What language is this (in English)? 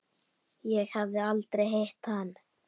Icelandic